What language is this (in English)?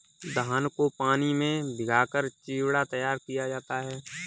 Hindi